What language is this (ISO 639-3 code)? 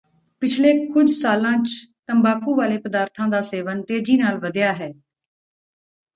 pan